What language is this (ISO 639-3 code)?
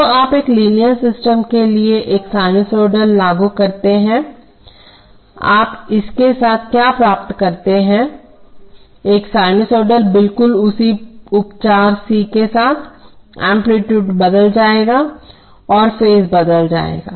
hin